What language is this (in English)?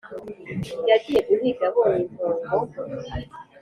Kinyarwanda